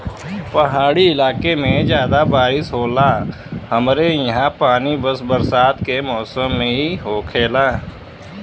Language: Bhojpuri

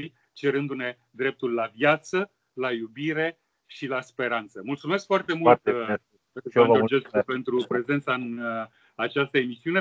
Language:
Romanian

